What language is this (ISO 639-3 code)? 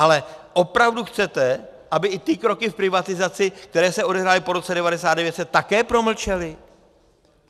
ces